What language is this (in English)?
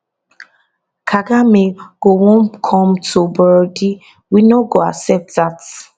Nigerian Pidgin